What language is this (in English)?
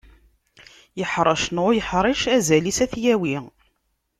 Kabyle